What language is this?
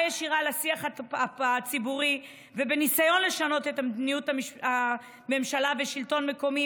Hebrew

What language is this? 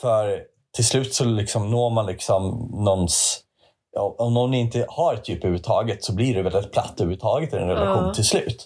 Swedish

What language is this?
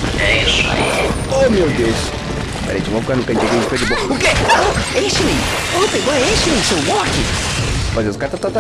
Portuguese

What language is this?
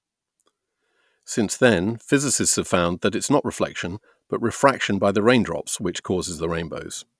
English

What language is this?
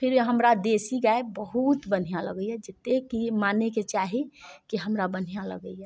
Maithili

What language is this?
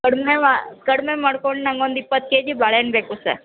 Kannada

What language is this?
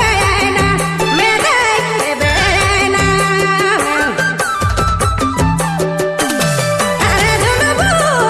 Hindi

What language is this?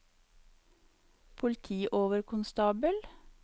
Norwegian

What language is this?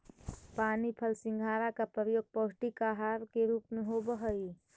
Magahi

